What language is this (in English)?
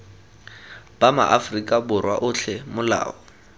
Tswana